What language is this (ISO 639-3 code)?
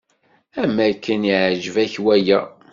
kab